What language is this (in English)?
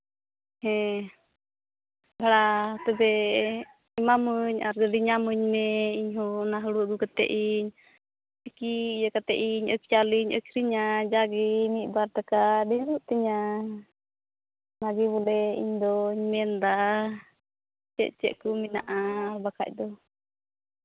Santali